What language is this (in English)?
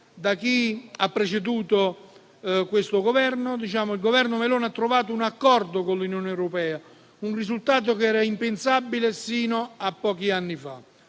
Italian